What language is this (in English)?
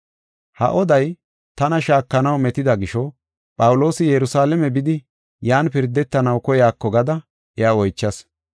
Gofa